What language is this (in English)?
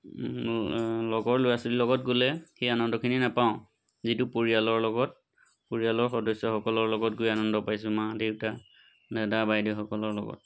Assamese